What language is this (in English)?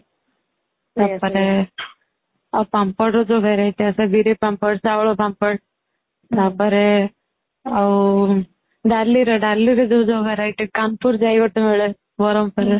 Odia